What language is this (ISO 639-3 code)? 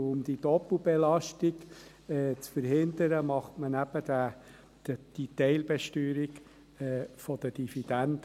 gsw